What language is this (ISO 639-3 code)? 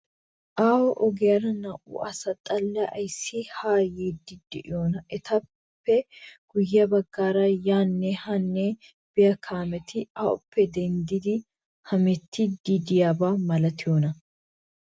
wal